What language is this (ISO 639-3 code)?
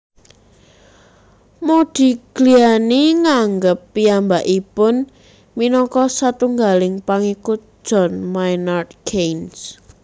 jav